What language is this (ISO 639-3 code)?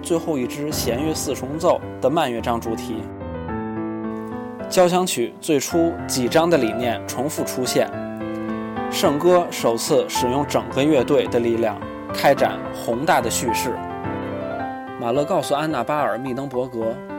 zho